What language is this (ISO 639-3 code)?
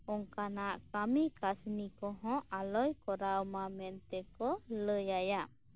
sat